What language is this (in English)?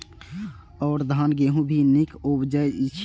Maithili